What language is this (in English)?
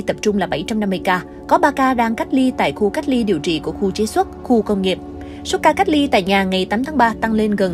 Vietnamese